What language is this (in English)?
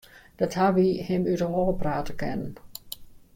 Western Frisian